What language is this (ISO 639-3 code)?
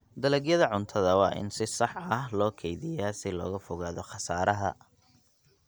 som